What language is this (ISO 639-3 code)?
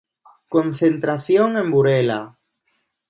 glg